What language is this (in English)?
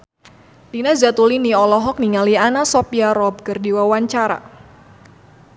Sundanese